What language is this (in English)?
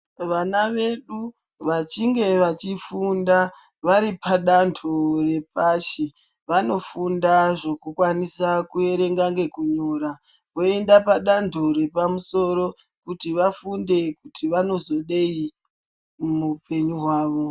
Ndau